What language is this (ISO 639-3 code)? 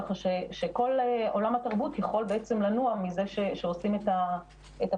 heb